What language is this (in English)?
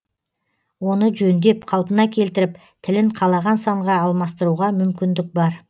Kazakh